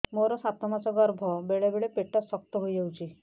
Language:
Odia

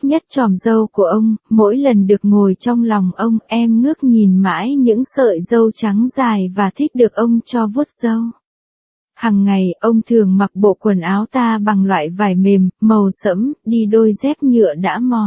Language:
Vietnamese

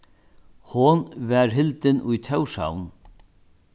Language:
Faroese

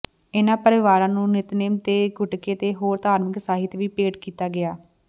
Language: Punjabi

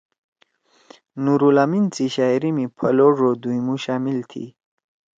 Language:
Torwali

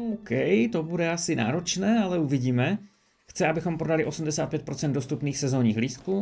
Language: Czech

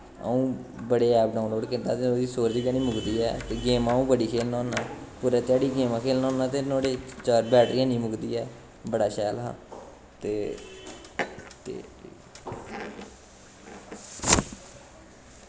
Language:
Dogri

